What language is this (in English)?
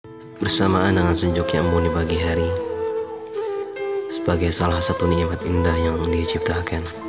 Malay